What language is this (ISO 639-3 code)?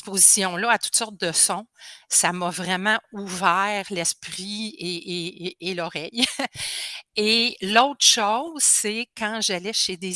fra